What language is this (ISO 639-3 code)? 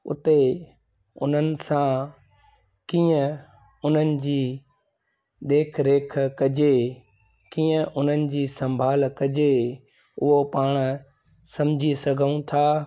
snd